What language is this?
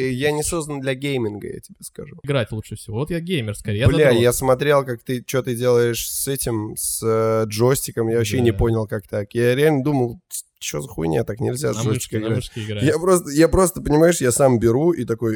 Russian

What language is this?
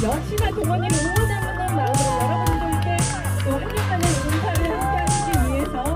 Korean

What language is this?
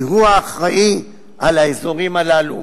Hebrew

